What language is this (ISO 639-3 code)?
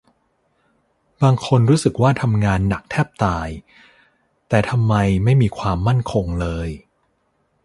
tha